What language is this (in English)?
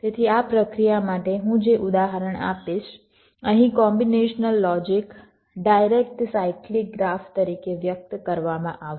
Gujarati